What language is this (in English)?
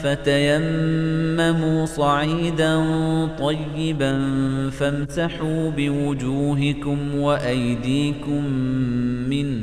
Arabic